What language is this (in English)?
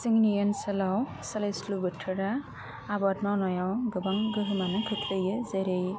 Bodo